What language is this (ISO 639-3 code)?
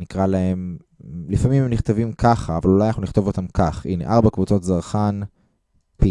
heb